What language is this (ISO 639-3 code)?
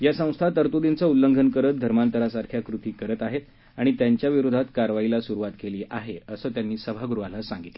mar